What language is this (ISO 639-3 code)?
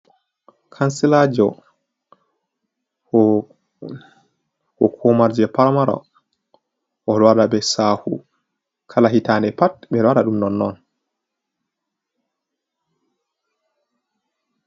ful